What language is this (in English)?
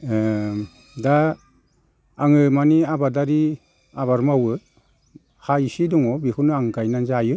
Bodo